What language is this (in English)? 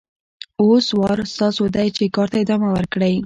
Pashto